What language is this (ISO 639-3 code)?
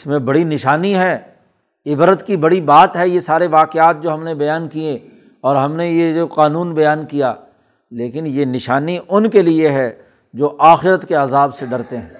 urd